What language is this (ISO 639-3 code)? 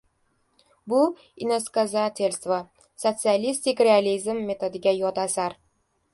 uzb